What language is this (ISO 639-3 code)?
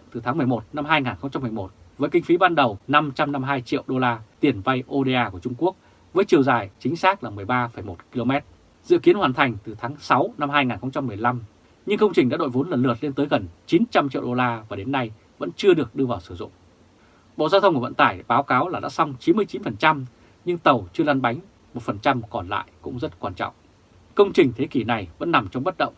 vie